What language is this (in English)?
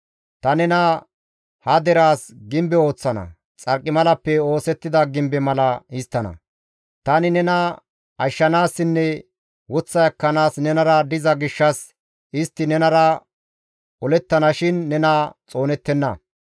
Gamo